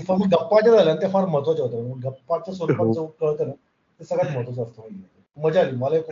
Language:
Marathi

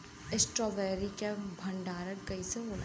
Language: Bhojpuri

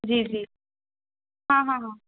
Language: Urdu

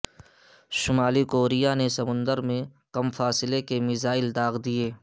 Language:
Urdu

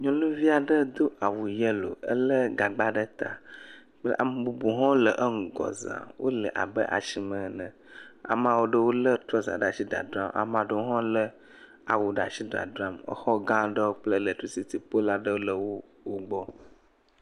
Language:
Ewe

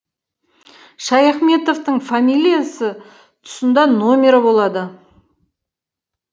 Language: Kazakh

